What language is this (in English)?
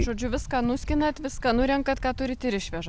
Lithuanian